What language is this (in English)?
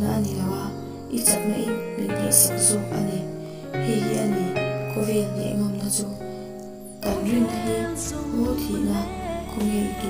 Thai